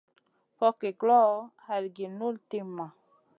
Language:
Masana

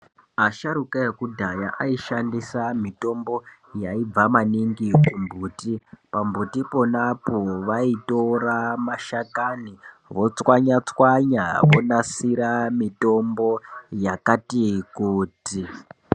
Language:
Ndau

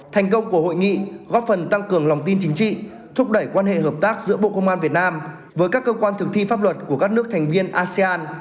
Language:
Vietnamese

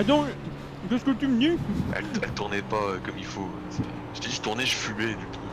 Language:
French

